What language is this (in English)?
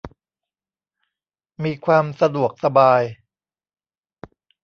Thai